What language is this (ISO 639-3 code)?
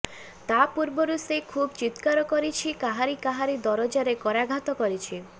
ori